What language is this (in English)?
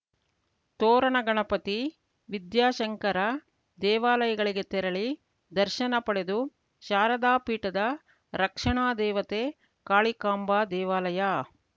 Kannada